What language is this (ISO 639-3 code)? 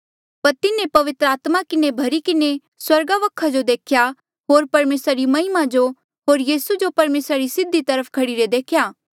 mjl